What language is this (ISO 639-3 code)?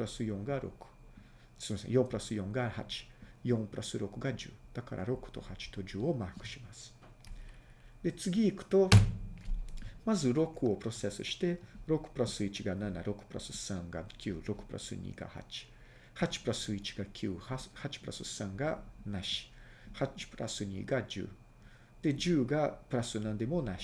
jpn